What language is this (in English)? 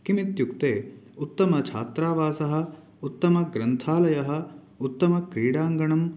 Sanskrit